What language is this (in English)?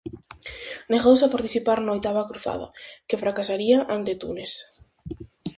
Galician